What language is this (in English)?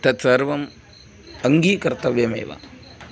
Sanskrit